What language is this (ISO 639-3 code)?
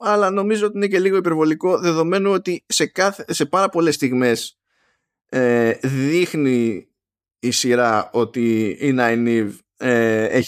ell